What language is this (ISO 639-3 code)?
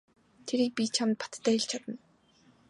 mon